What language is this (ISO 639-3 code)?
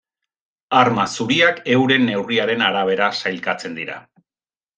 eus